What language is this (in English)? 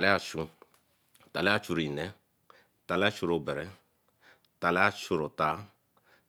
Eleme